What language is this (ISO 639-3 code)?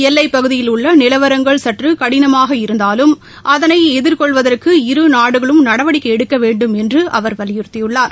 tam